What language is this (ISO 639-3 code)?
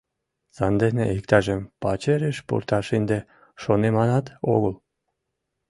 chm